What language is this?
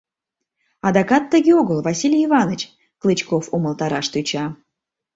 Mari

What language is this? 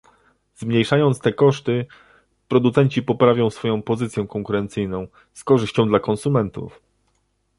Polish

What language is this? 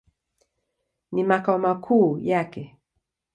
Swahili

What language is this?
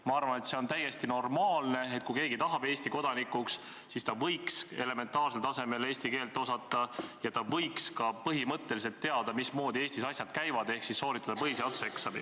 Estonian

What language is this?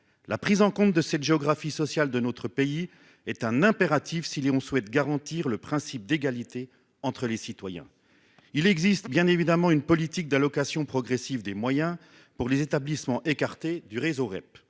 French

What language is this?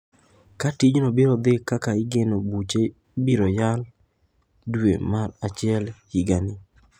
Luo (Kenya and Tanzania)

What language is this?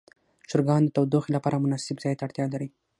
Pashto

